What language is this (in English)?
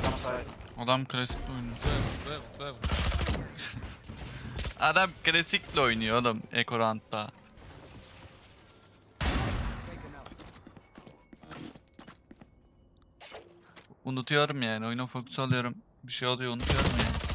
Turkish